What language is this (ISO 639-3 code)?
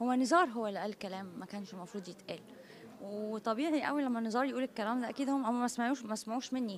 ara